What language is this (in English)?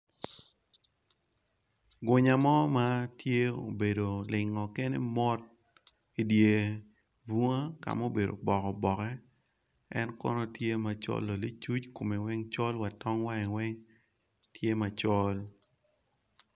Acoli